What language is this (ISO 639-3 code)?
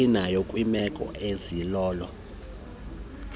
xho